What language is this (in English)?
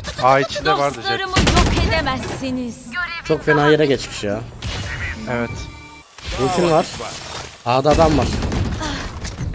Turkish